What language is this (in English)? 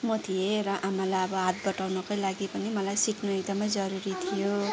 Nepali